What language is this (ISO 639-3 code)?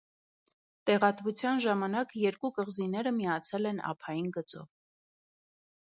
hye